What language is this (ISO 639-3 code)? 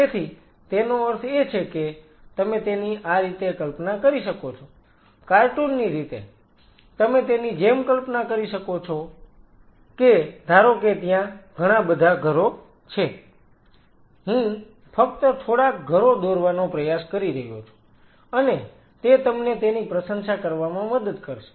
guj